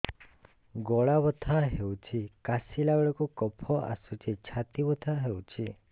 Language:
Odia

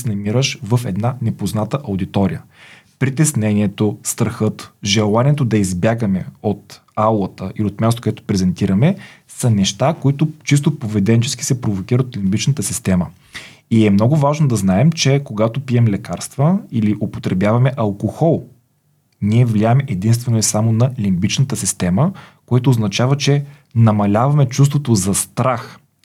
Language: Bulgarian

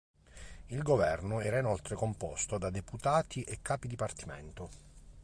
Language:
Italian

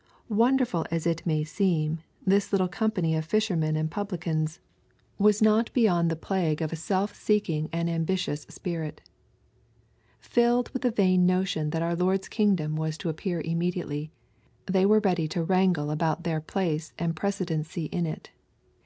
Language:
English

